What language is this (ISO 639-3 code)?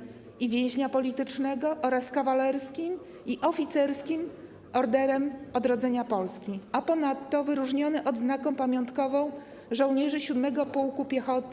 pol